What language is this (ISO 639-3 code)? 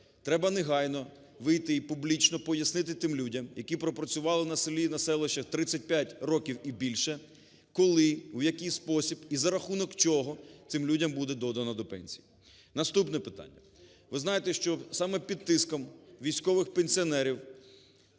ukr